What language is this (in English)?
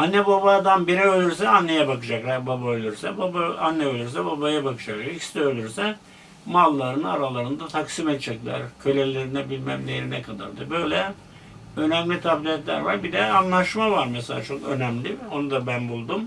Turkish